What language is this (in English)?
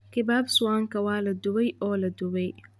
Somali